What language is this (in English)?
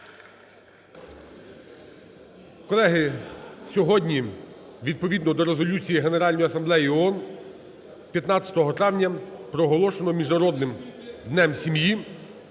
Ukrainian